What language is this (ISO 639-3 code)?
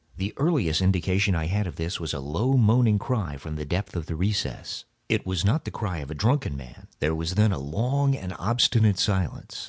eng